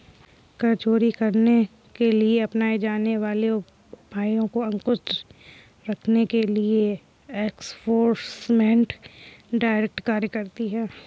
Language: Hindi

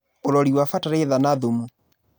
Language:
Kikuyu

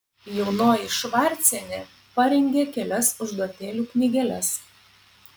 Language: Lithuanian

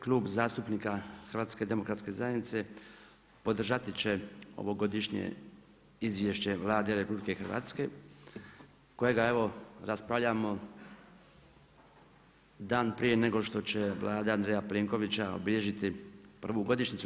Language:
Croatian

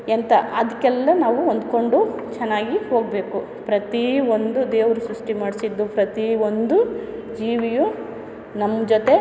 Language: Kannada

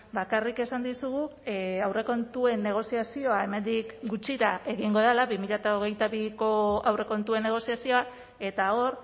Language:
Basque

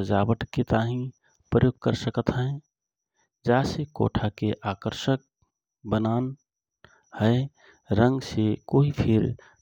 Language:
Rana Tharu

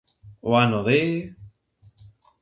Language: Galician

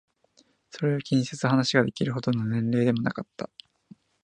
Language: Japanese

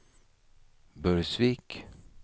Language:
Swedish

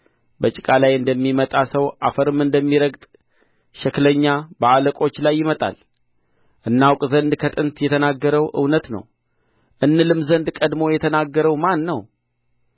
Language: Amharic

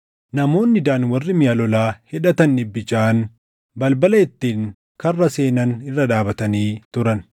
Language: Oromo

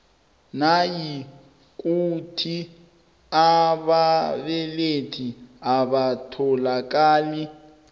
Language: South Ndebele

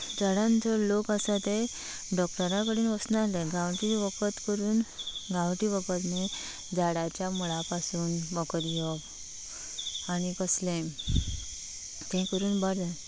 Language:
Konkani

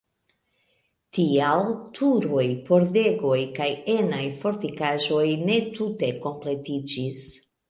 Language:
Esperanto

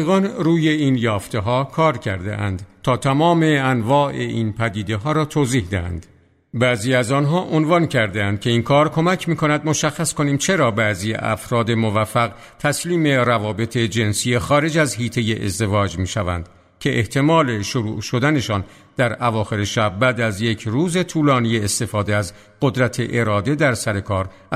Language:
Persian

